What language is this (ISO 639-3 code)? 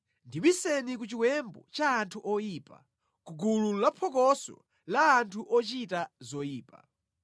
nya